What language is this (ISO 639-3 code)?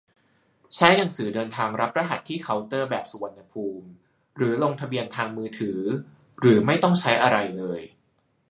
tha